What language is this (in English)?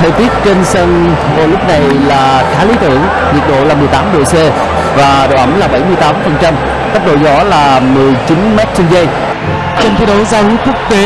Vietnamese